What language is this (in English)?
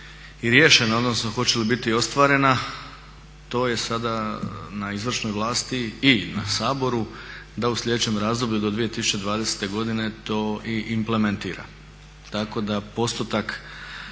Croatian